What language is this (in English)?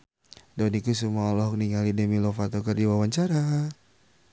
Sundanese